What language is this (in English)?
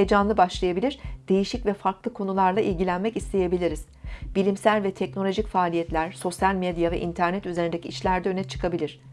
Turkish